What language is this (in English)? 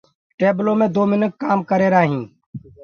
Gurgula